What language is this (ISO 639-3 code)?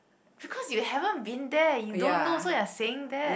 eng